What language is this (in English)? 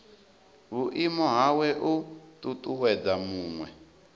Venda